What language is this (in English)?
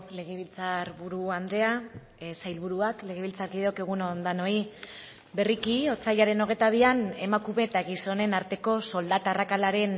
Basque